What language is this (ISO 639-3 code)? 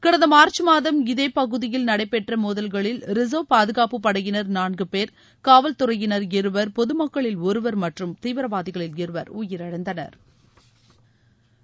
tam